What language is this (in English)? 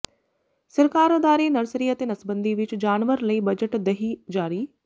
Punjabi